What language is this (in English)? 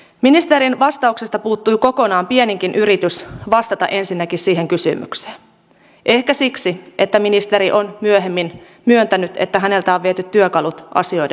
Finnish